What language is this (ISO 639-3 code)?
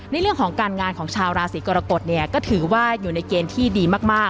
tha